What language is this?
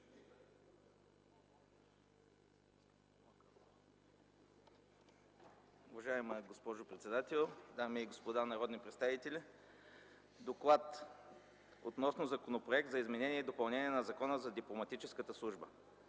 Bulgarian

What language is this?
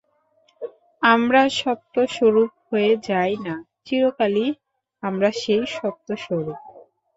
Bangla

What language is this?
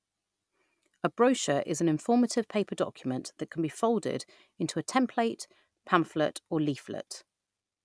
English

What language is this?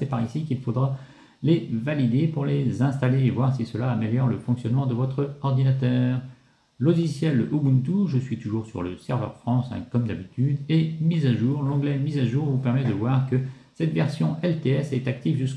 French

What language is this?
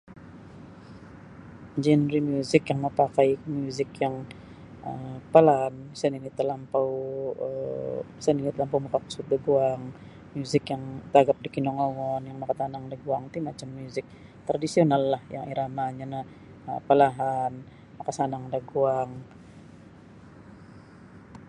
Sabah Bisaya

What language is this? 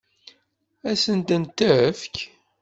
Kabyle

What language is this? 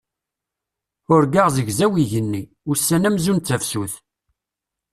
Kabyle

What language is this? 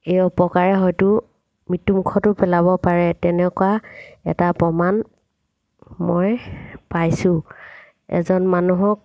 Assamese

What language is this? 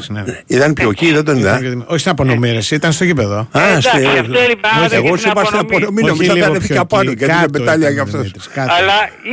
Greek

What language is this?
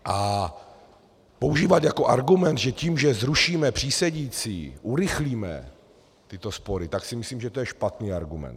Czech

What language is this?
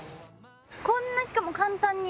Japanese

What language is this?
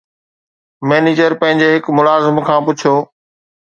Sindhi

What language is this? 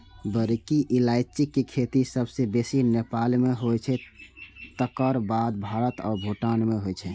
Maithili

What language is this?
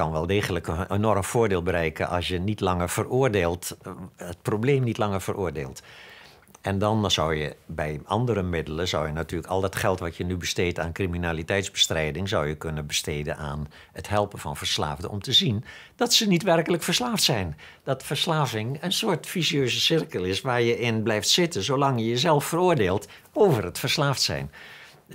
Dutch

